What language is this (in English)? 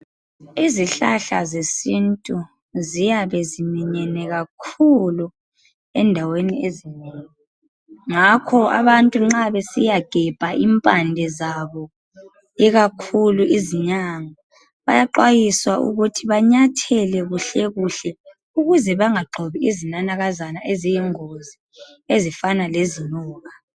North Ndebele